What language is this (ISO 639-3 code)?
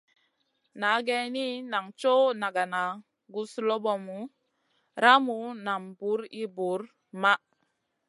mcn